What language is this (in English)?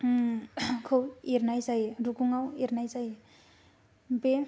Bodo